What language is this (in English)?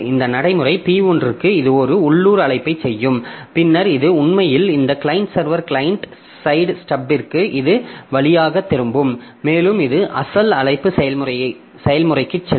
Tamil